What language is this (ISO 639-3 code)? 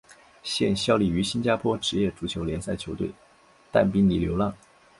zho